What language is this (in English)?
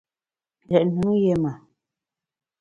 Bamun